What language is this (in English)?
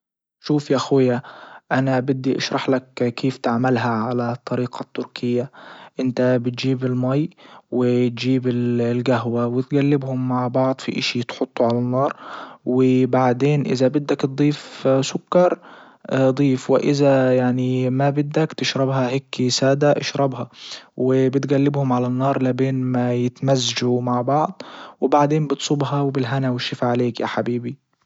Libyan Arabic